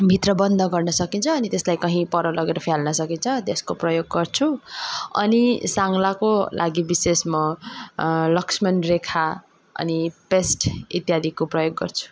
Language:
Nepali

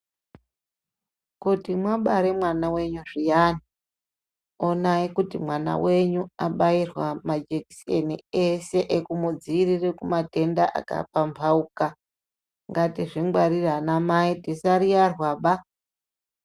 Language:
Ndau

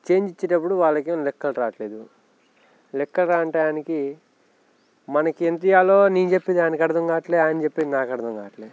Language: Telugu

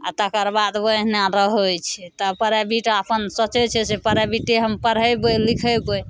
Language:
Maithili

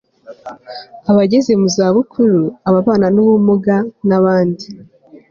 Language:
Kinyarwanda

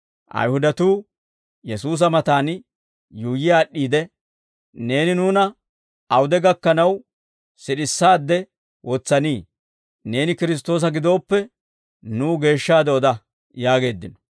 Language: Dawro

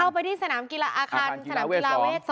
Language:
Thai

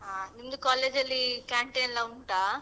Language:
Kannada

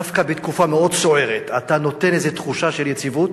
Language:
Hebrew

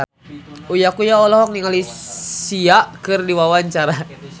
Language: Sundanese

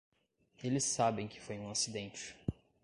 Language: Portuguese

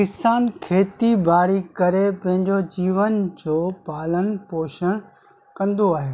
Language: Sindhi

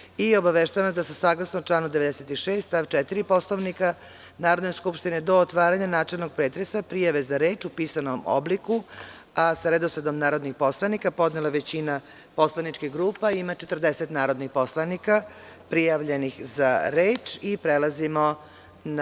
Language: Serbian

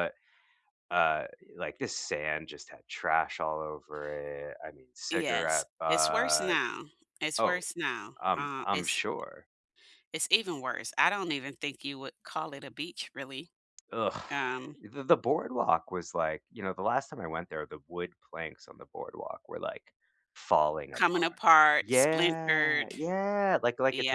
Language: English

